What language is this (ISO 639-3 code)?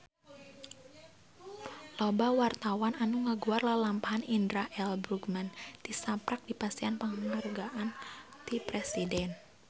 sun